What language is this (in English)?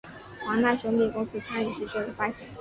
Chinese